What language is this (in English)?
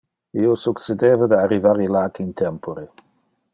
Interlingua